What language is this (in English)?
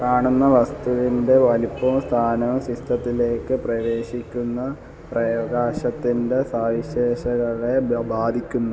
Malayalam